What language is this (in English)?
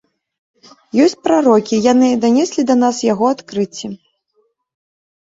Belarusian